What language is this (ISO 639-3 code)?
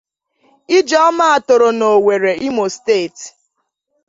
ibo